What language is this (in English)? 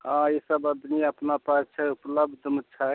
Maithili